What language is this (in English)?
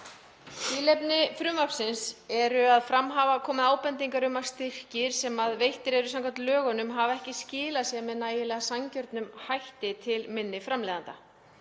Icelandic